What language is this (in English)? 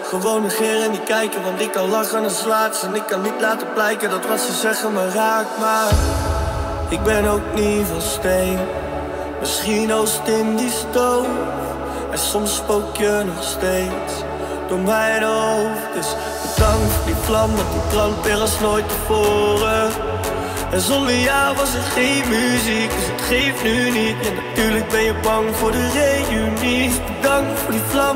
Dutch